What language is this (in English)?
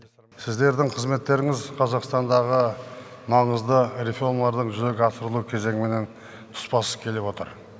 Kazakh